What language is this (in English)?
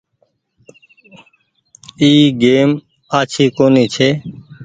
Goaria